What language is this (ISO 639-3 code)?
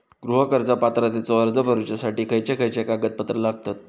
mar